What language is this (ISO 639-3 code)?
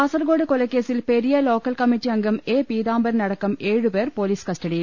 mal